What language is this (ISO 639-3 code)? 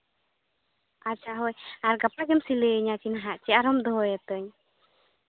sat